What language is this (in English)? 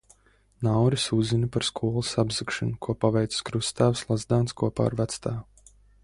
Latvian